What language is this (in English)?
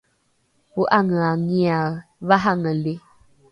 Rukai